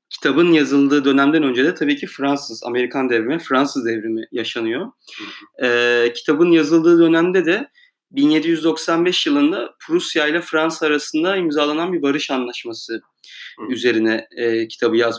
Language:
Turkish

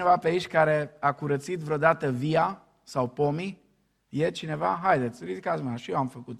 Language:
Romanian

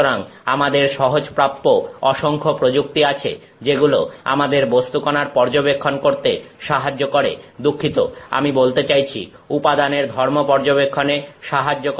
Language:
Bangla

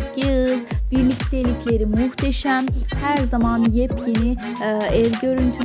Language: Turkish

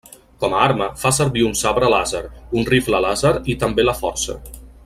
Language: Catalan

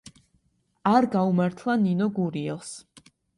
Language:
Georgian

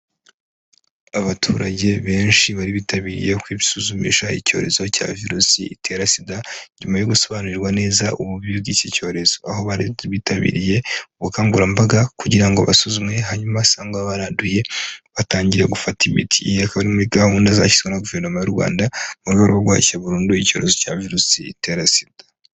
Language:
Kinyarwanda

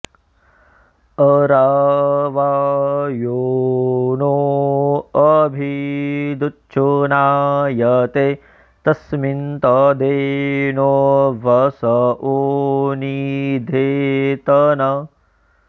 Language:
Sanskrit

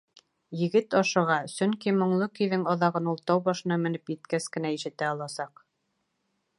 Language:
Bashkir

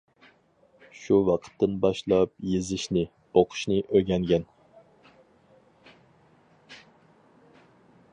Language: Uyghur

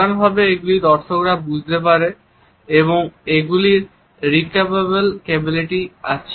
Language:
Bangla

